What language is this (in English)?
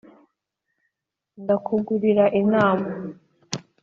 Kinyarwanda